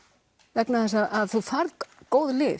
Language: Icelandic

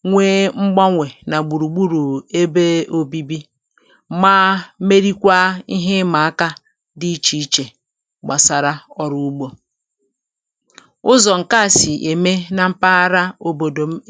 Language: Igbo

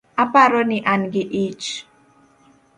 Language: Luo (Kenya and Tanzania)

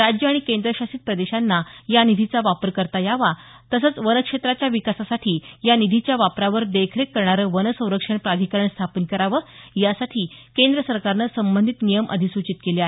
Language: Marathi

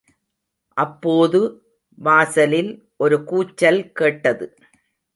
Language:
Tamil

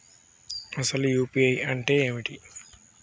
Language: Telugu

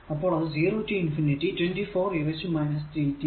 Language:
Malayalam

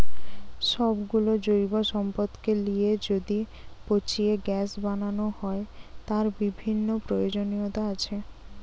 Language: Bangla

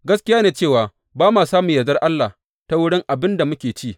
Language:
Hausa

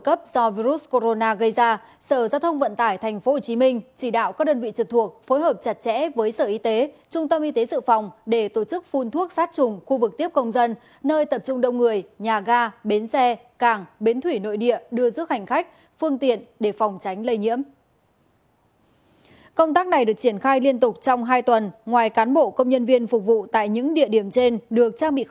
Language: Vietnamese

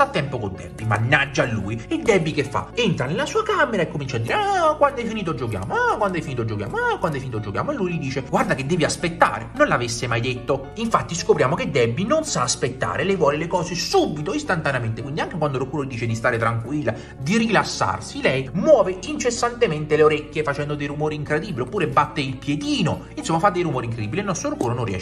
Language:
Italian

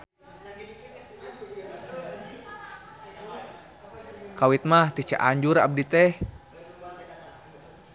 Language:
Sundanese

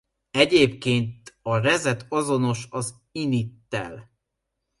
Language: Hungarian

